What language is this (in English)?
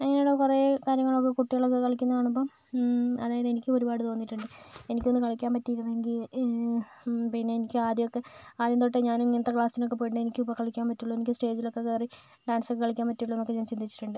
Malayalam